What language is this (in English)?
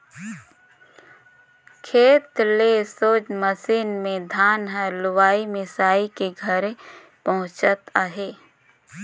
Chhattisgarhi